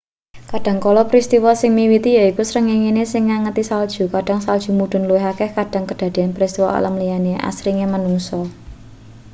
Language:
Javanese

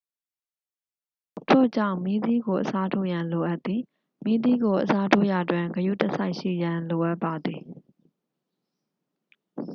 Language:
Burmese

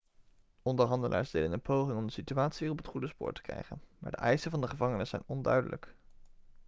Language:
Dutch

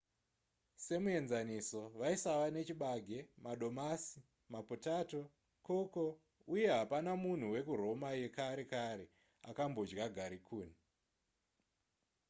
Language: Shona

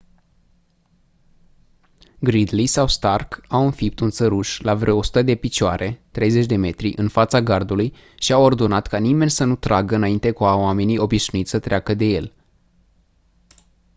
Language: Romanian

